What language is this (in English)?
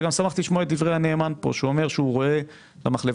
Hebrew